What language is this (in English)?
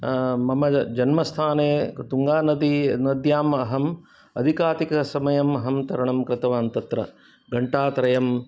Sanskrit